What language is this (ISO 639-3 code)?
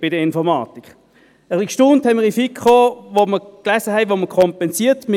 gsw